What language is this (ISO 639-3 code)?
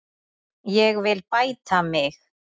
isl